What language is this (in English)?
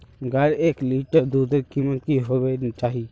Magahi